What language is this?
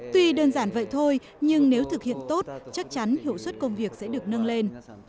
Vietnamese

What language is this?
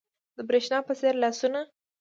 Pashto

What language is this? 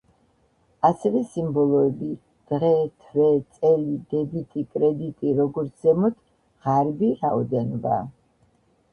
Georgian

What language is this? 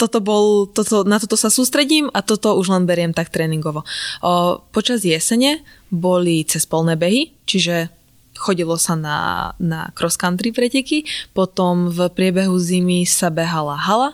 Slovak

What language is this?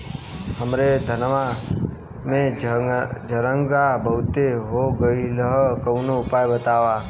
Bhojpuri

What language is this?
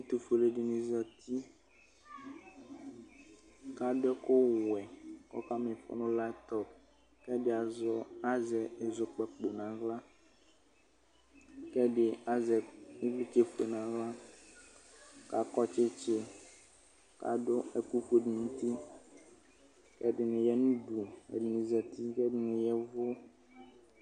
Ikposo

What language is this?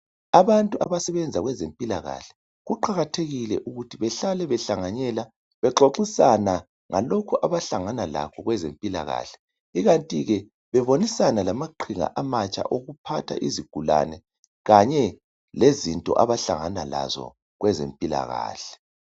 North Ndebele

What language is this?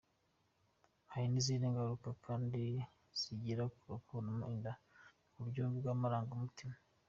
Kinyarwanda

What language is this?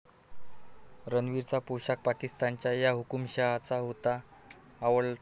Marathi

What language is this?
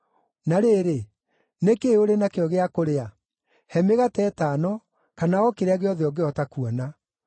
Kikuyu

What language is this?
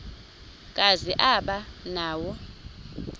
Xhosa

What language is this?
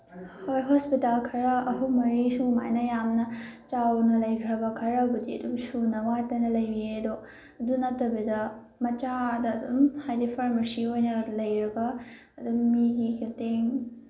Manipuri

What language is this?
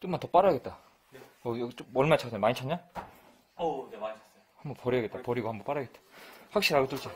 Korean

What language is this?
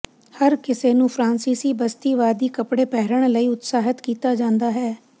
Punjabi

